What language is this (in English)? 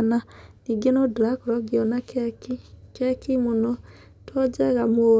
Kikuyu